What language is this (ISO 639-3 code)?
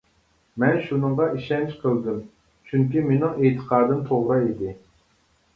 uig